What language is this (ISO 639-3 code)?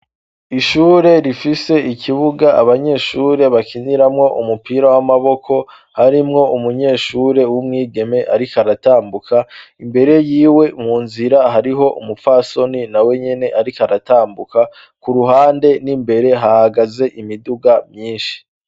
run